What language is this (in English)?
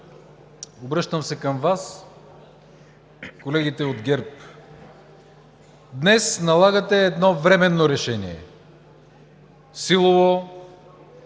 Bulgarian